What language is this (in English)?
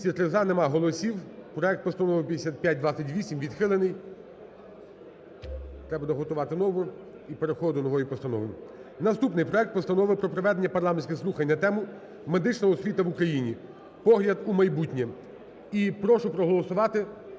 Ukrainian